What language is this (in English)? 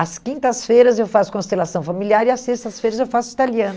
Portuguese